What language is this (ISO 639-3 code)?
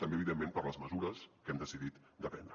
cat